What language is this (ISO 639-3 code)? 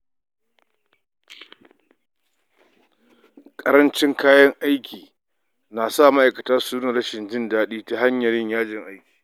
hau